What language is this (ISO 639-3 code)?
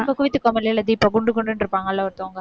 tam